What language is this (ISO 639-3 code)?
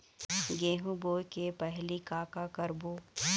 hne